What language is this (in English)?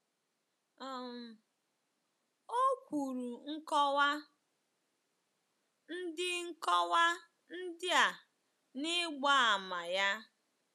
Igbo